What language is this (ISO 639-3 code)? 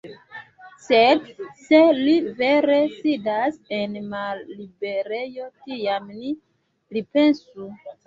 epo